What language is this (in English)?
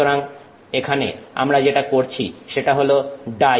Bangla